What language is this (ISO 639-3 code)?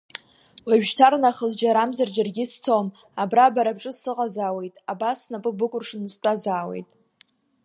abk